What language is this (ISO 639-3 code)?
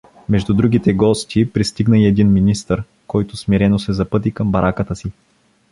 bul